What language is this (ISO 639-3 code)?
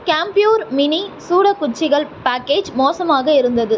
tam